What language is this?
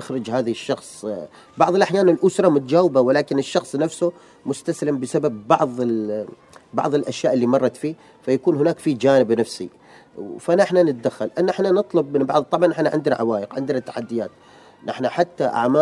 Arabic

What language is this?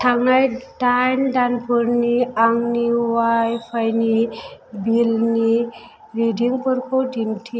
Bodo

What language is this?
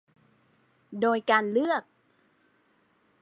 Thai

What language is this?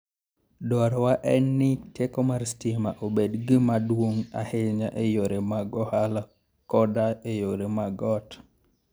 Luo (Kenya and Tanzania)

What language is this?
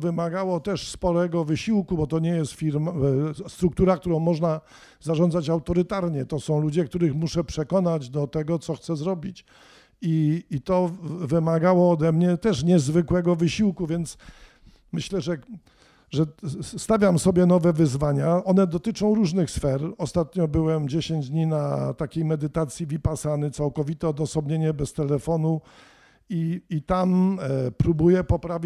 Polish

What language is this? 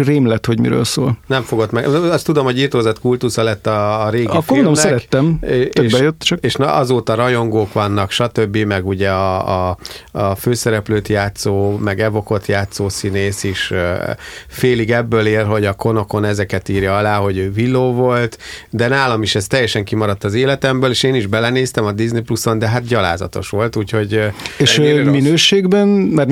Hungarian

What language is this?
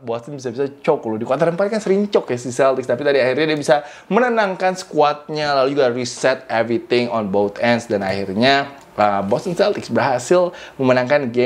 Indonesian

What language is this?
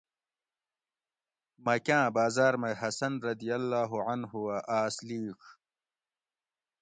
Gawri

